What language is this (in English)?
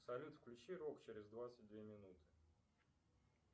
Russian